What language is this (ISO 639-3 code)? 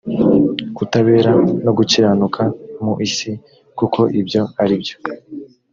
kin